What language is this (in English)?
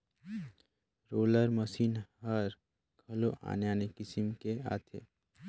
Chhattisgarhi